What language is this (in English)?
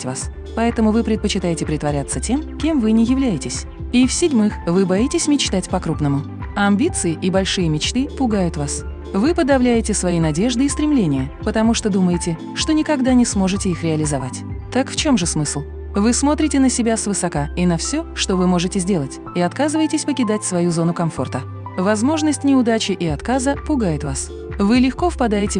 Russian